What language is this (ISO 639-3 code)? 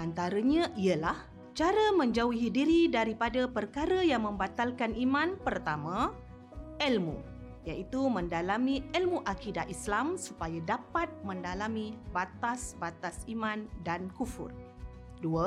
msa